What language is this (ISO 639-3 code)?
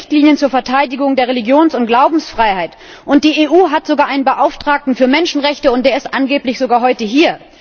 deu